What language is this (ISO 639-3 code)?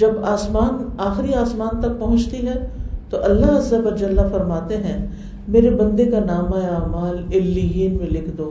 urd